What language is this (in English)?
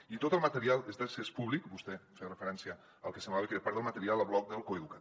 Catalan